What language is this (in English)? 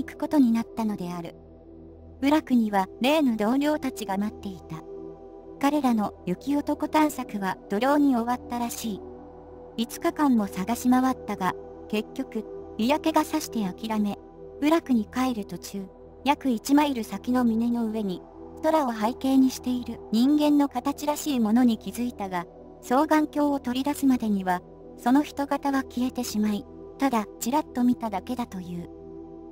Japanese